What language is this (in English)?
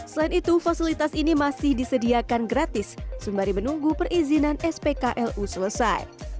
Indonesian